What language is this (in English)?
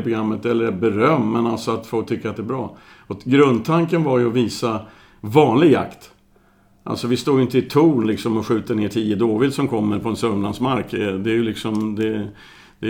Swedish